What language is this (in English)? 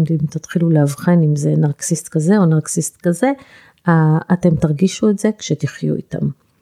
Hebrew